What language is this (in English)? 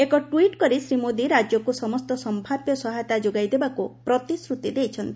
Odia